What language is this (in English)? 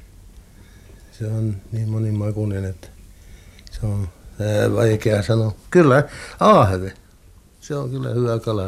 Finnish